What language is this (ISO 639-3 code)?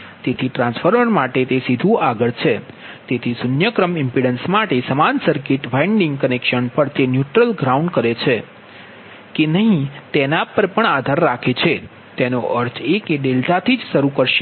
guj